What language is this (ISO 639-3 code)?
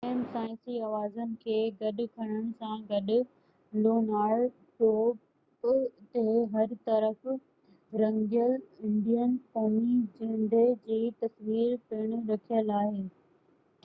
snd